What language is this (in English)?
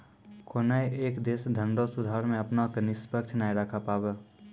Maithili